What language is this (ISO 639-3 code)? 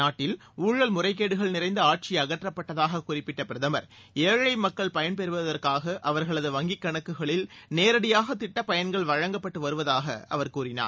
tam